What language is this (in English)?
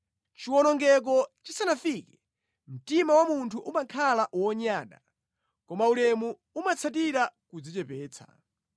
Nyanja